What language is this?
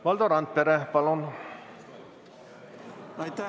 Estonian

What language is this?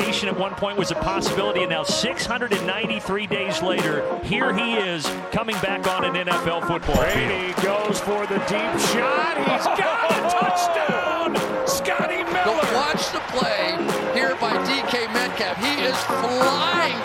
Dutch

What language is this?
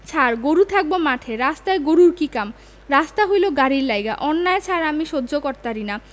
Bangla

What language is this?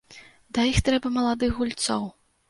Belarusian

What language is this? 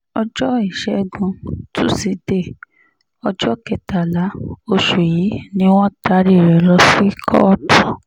Yoruba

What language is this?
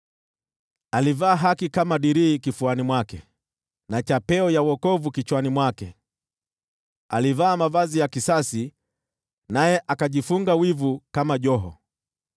Swahili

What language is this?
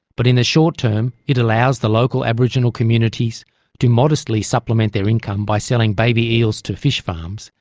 English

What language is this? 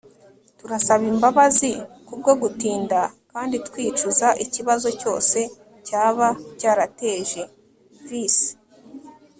Kinyarwanda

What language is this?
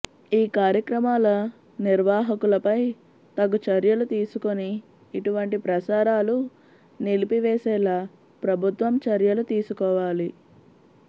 Telugu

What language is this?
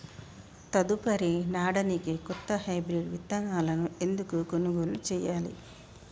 Telugu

